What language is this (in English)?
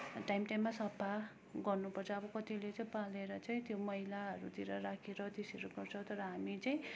Nepali